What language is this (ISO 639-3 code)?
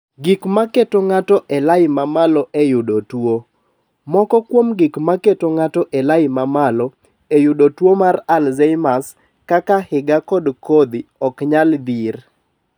luo